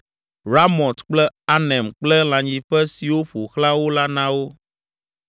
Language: Ewe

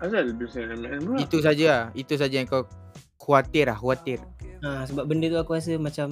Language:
Malay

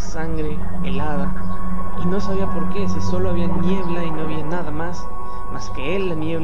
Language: Spanish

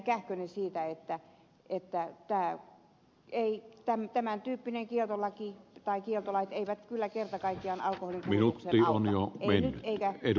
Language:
Finnish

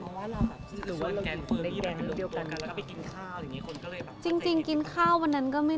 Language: Thai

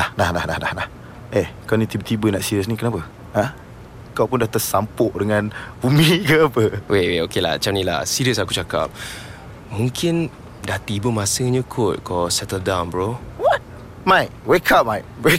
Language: Malay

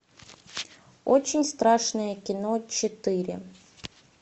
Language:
Russian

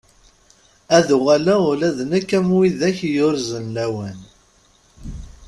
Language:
Kabyle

